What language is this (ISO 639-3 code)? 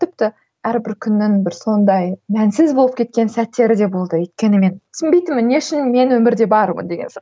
kaz